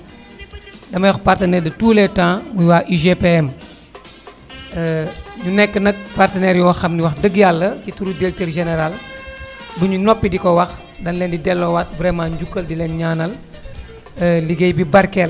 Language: Wolof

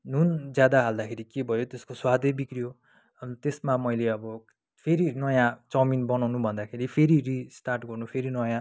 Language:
Nepali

